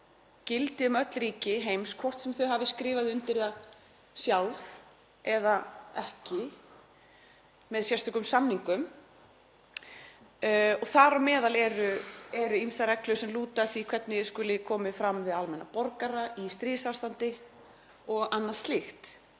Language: Icelandic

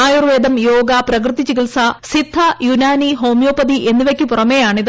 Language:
Malayalam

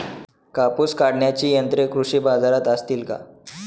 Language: Marathi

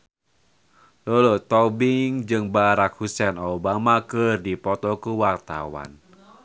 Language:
Sundanese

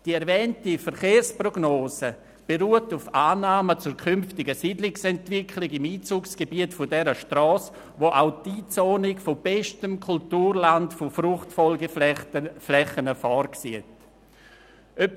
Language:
Swiss German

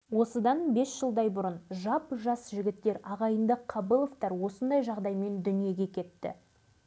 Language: Kazakh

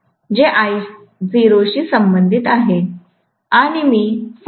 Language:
Marathi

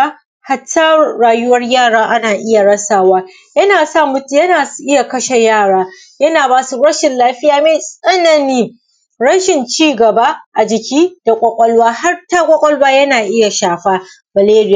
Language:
Hausa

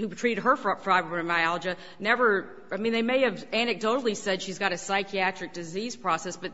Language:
English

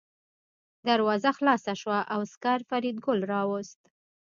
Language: Pashto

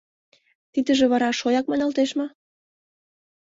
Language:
Mari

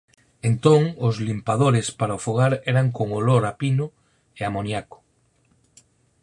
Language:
Galician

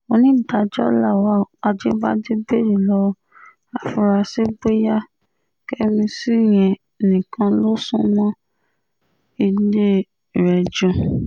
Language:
Yoruba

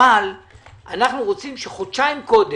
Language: Hebrew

